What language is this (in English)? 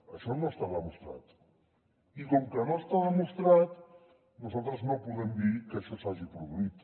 Catalan